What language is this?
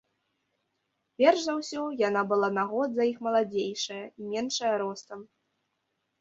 Belarusian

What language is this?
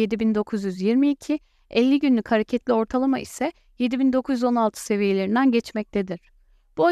Turkish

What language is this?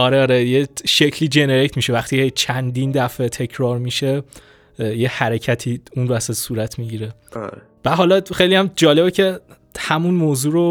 Persian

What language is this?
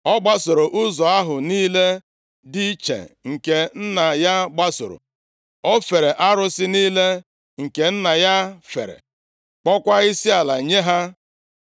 Igbo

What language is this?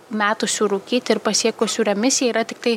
Lithuanian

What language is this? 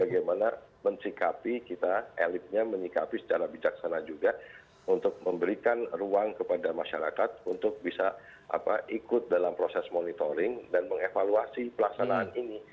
Indonesian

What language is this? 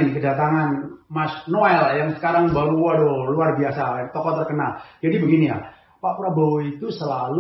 Indonesian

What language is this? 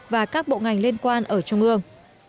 Vietnamese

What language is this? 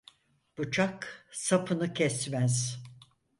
Turkish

